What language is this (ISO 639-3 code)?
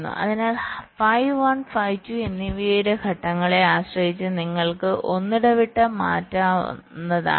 mal